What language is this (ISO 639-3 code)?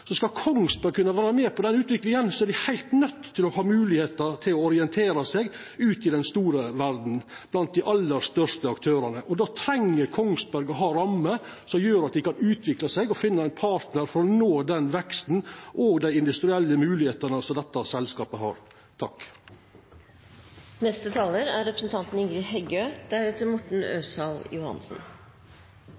nno